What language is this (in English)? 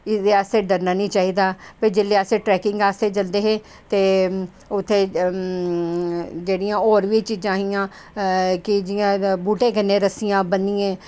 Dogri